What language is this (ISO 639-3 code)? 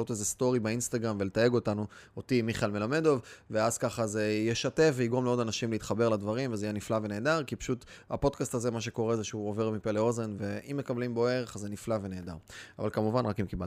heb